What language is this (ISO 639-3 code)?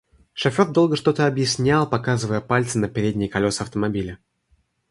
rus